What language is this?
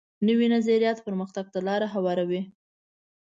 Pashto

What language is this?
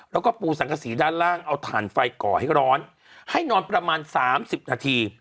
Thai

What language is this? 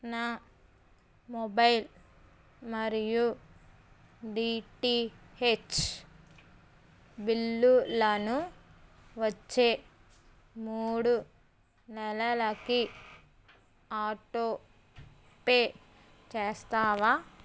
Telugu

